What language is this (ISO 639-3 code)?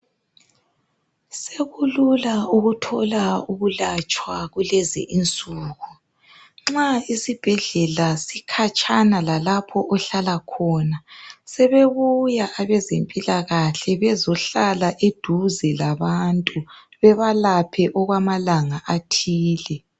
nde